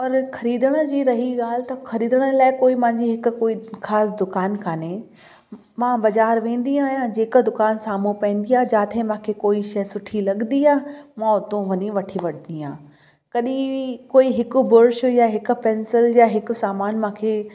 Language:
Sindhi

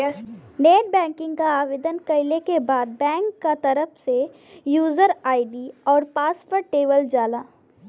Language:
Bhojpuri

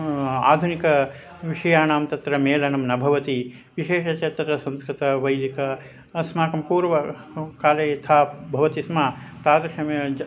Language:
Sanskrit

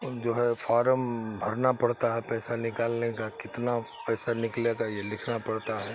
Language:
Urdu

